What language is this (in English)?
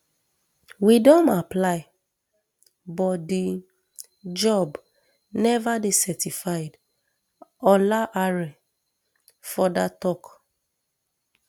Nigerian Pidgin